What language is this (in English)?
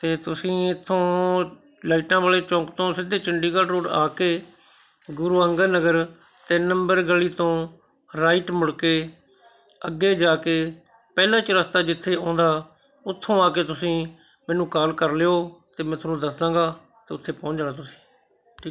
Punjabi